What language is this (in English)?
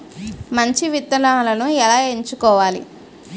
Telugu